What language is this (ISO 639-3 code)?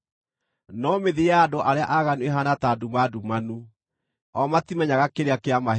kik